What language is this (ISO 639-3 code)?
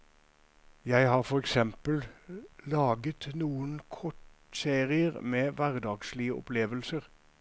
nor